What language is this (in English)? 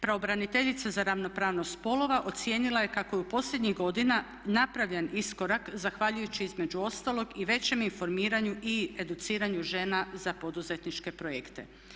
Croatian